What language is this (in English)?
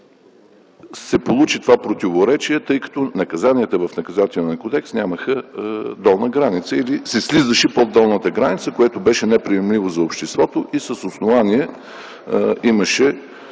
Bulgarian